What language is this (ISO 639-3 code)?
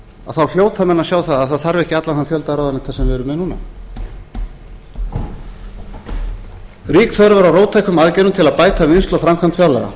isl